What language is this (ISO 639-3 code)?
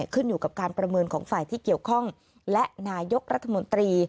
tha